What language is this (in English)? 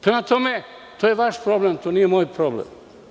Serbian